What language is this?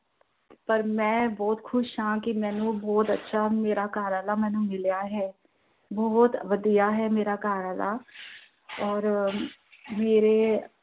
Punjabi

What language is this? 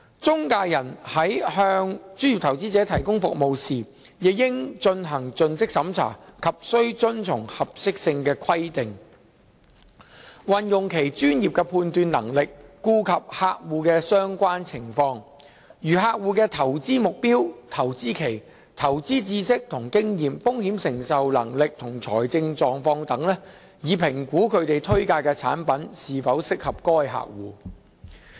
Cantonese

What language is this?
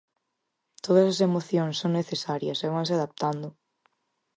Galician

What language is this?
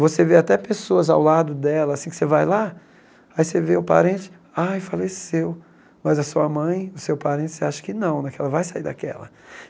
Portuguese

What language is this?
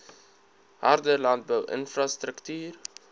Afrikaans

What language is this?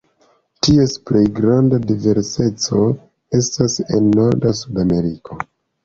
Esperanto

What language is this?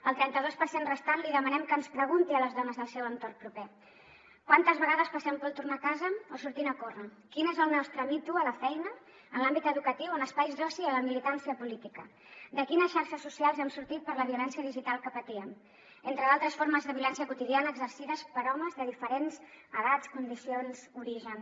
Catalan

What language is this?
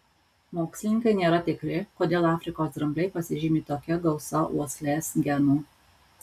Lithuanian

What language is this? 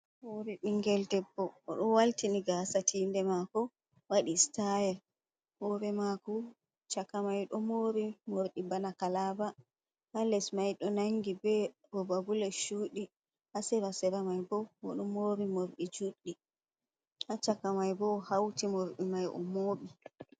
Fula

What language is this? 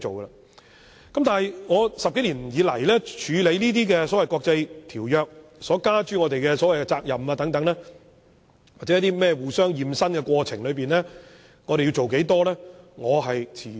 Cantonese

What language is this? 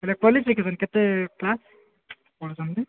Odia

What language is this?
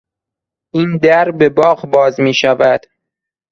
Persian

